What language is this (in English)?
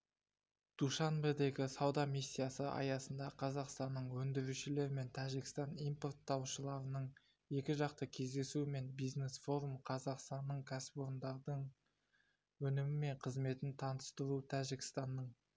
Kazakh